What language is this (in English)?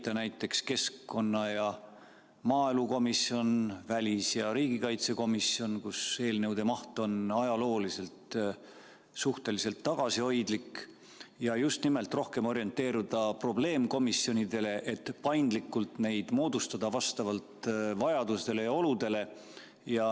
Estonian